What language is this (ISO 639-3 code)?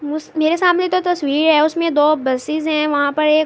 urd